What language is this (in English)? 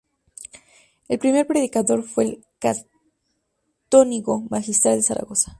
Spanish